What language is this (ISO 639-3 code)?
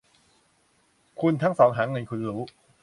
tha